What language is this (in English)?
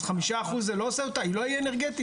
Hebrew